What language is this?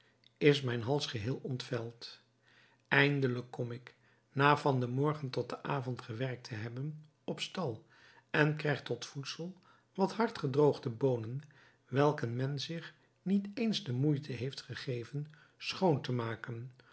Dutch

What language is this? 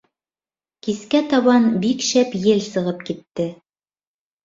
Bashkir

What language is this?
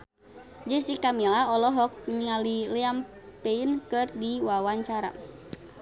Sundanese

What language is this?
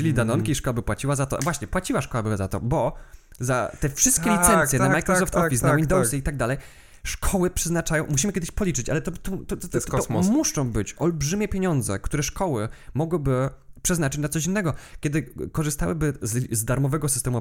Polish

